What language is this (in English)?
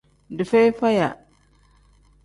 Tem